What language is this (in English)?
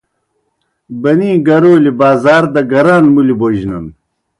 Kohistani Shina